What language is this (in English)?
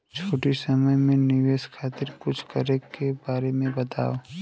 Bhojpuri